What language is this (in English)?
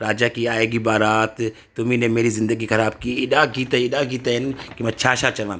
Sindhi